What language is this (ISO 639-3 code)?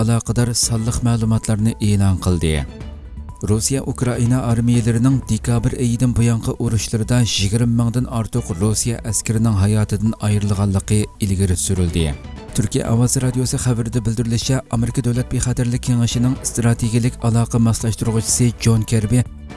tur